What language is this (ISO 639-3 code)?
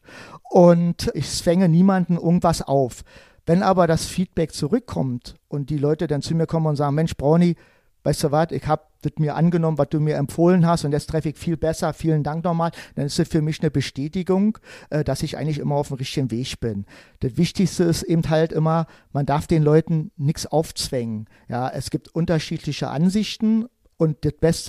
deu